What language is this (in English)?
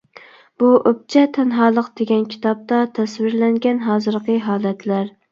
Uyghur